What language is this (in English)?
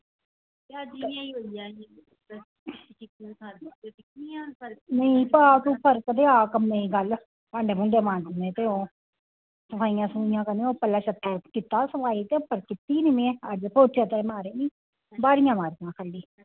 Dogri